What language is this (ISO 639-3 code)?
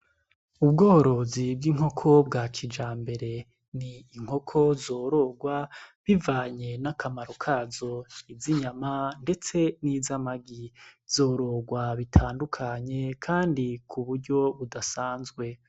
run